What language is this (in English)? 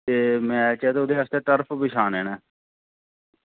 Dogri